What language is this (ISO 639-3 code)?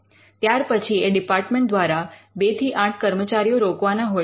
guj